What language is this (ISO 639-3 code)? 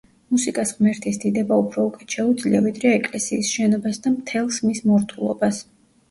kat